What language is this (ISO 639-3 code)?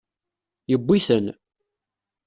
kab